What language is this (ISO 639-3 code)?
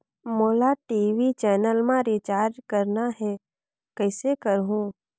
hne